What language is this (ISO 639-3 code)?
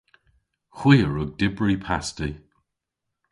cor